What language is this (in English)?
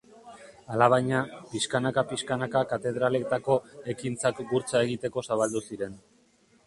Basque